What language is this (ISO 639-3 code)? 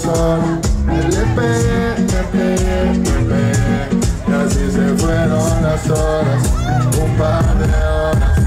ara